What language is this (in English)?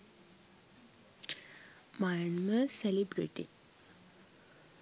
Sinhala